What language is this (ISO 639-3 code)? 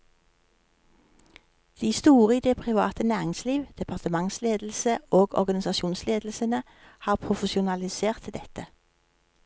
nor